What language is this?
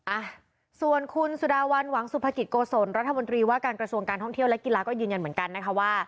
Thai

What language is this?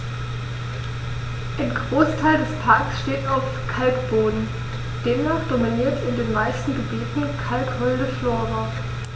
German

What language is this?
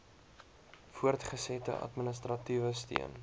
Afrikaans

